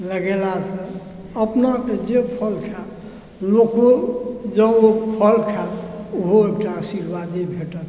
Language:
Maithili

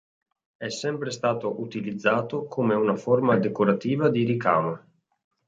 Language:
Italian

